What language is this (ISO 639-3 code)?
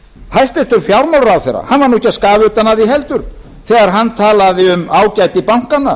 isl